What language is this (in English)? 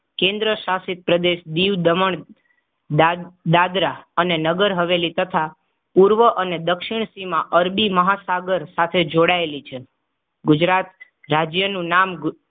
Gujarati